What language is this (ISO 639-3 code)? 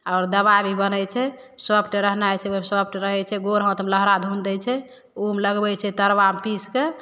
mai